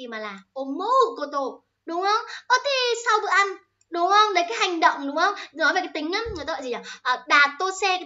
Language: Vietnamese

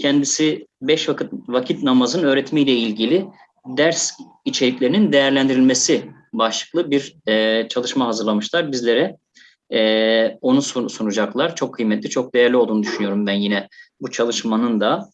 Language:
Turkish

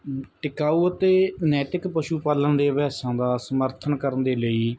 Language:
Punjabi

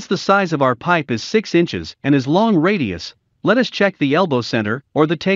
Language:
English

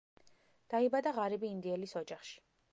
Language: Georgian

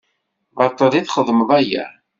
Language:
Kabyle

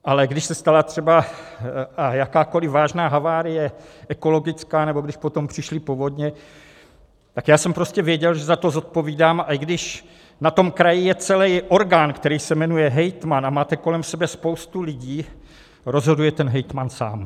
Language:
Czech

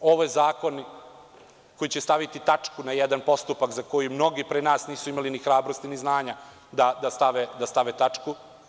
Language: Serbian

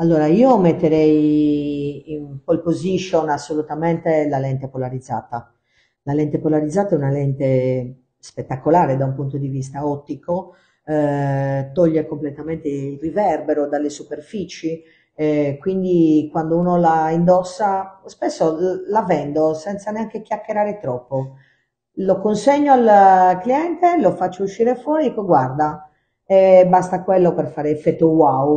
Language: Italian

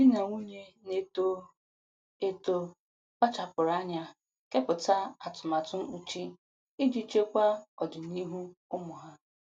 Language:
Igbo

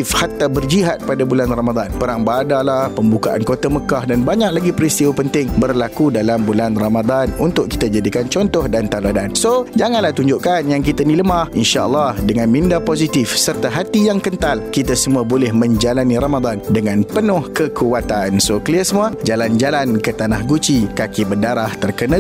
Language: Malay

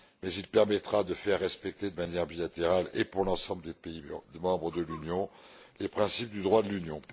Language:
French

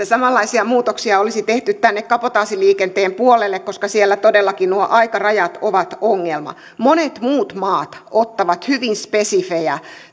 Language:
Finnish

